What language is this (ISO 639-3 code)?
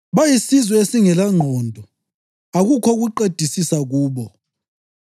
nde